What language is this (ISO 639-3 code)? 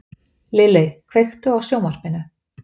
isl